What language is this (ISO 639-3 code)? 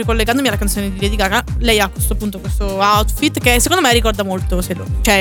ita